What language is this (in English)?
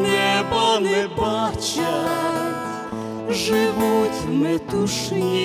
Ukrainian